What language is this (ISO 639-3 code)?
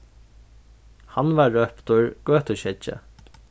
fao